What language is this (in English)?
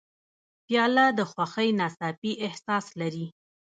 Pashto